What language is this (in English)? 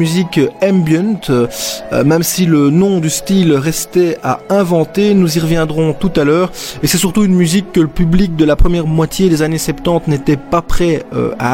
French